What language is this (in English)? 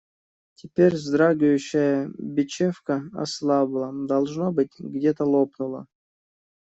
Russian